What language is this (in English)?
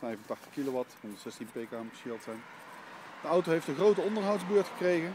Dutch